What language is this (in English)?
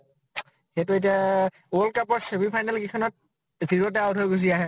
Assamese